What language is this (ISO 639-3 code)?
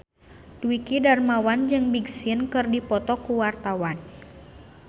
sun